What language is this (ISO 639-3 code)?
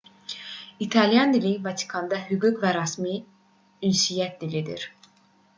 aze